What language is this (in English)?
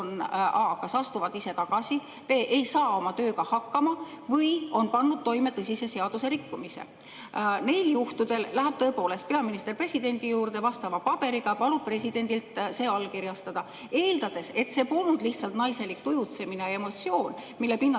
Estonian